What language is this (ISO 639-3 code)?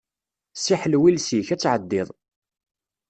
kab